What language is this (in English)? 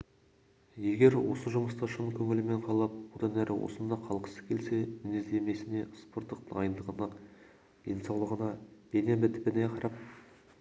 Kazakh